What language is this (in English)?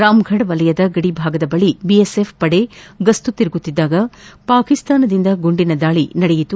Kannada